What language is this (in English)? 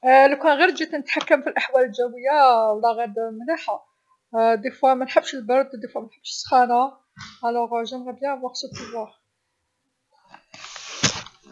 Algerian Arabic